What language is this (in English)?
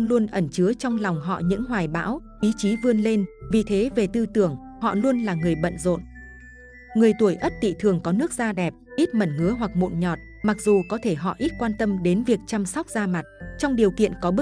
Vietnamese